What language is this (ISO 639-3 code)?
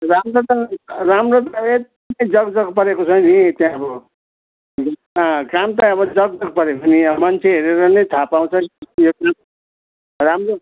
nep